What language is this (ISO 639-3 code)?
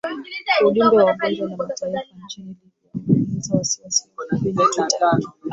swa